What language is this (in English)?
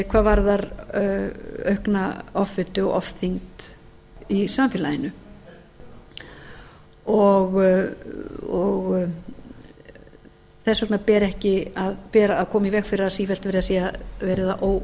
Icelandic